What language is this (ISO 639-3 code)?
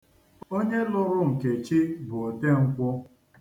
ibo